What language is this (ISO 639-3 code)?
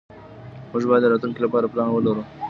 pus